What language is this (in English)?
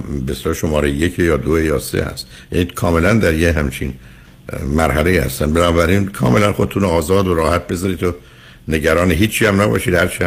Persian